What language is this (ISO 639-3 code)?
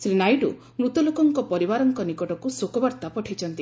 ori